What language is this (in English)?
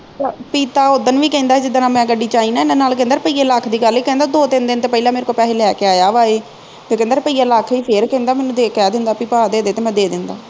Punjabi